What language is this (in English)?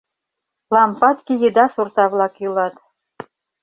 Mari